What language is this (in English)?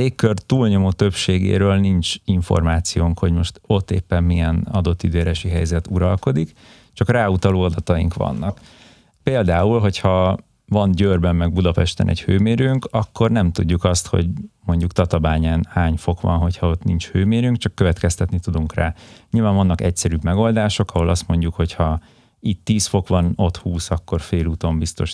Hungarian